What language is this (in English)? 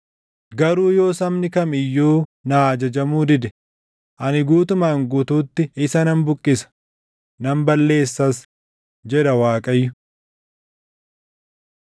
Oromo